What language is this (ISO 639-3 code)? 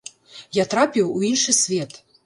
bel